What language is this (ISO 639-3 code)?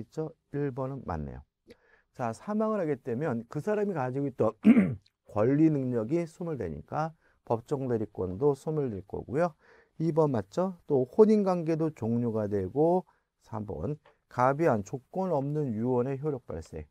kor